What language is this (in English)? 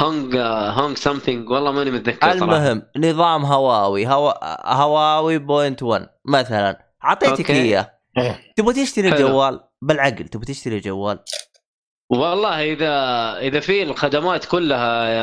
Arabic